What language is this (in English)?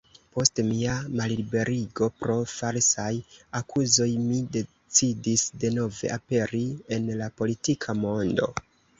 Esperanto